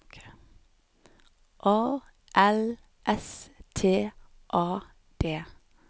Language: Norwegian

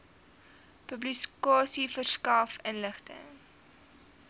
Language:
Afrikaans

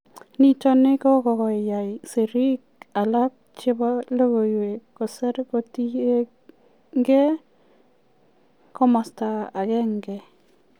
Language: Kalenjin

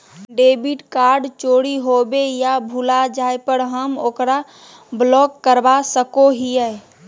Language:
Magahi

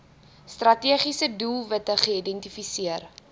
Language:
Afrikaans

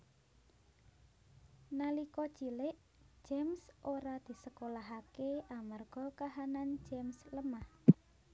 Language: Javanese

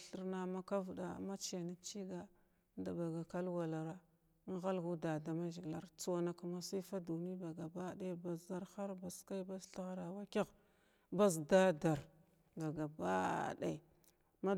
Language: Glavda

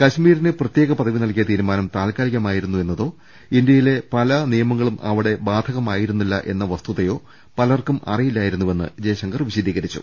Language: Malayalam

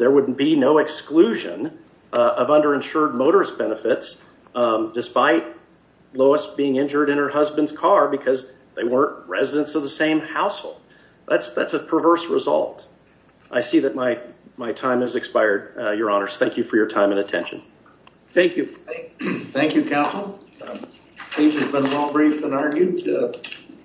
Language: English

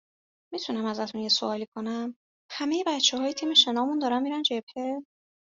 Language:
Persian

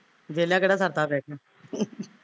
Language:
Punjabi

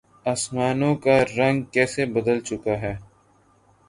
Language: Urdu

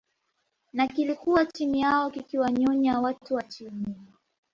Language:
Swahili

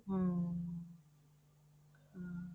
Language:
Punjabi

